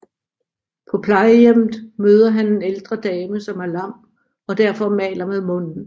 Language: Danish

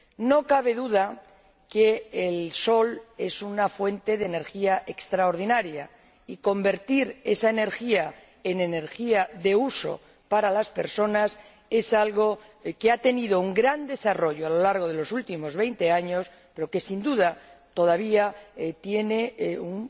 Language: Spanish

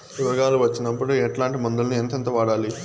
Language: Telugu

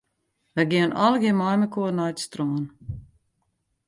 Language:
Western Frisian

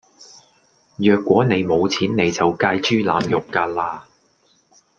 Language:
Cantonese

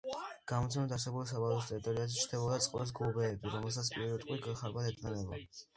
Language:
Georgian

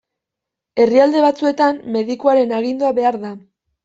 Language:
Basque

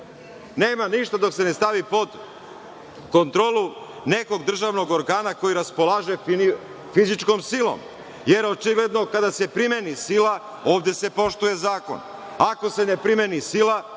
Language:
Serbian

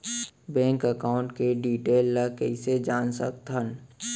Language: Chhattisgarhi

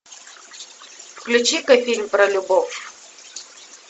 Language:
Russian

